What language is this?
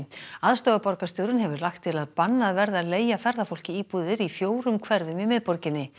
Icelandic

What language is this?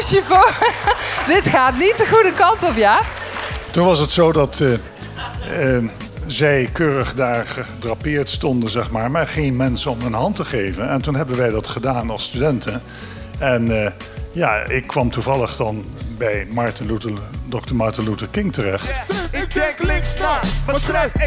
Dutch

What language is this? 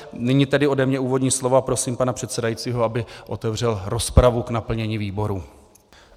Czech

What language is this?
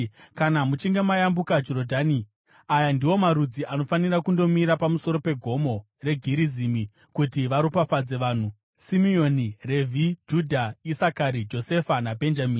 Shona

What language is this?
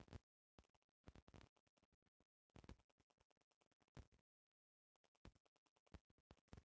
Bhojpuri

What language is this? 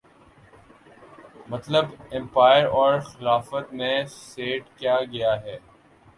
Urdu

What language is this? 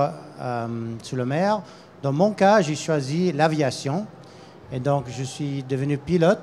French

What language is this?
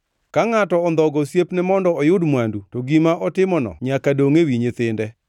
Luo (Kenya and Tanzania)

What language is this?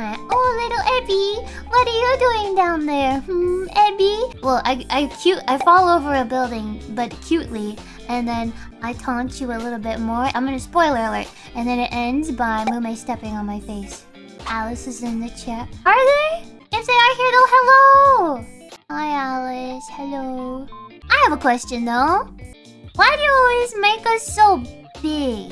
English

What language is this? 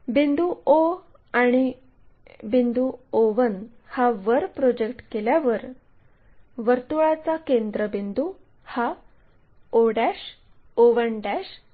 Marathi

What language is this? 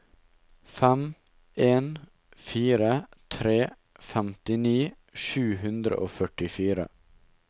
Norwegian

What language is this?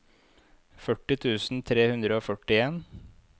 Norwegian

